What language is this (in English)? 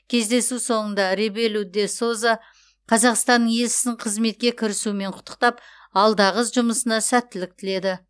Kazakh